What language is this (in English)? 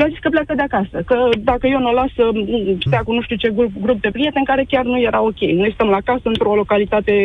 Romanian